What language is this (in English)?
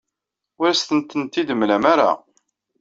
Kabyle